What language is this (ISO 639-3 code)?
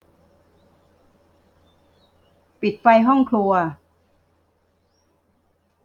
tha